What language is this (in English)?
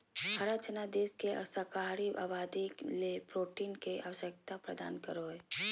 Magahi